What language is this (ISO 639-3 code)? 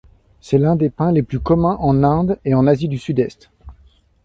fra